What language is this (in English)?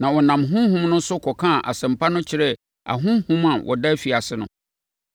Akan